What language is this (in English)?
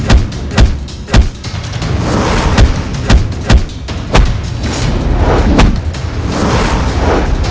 Indonesian